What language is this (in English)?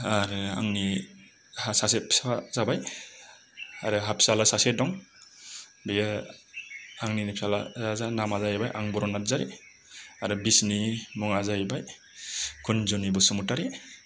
Bodo